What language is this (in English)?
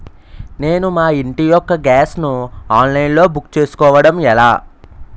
Telugu